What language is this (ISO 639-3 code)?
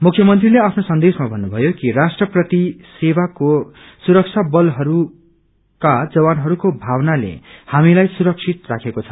nep